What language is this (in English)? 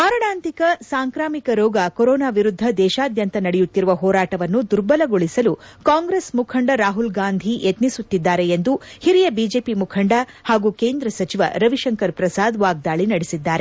Kannada